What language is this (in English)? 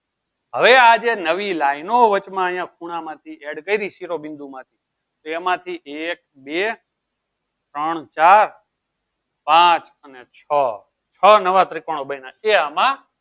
Gujarati